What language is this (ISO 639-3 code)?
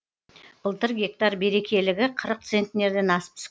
kaz